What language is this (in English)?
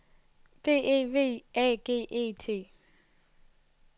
Danish